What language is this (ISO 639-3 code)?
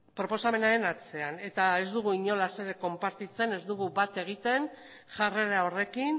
eus